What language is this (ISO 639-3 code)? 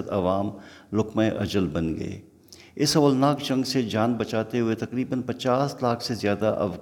urd